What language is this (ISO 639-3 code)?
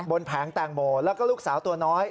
tha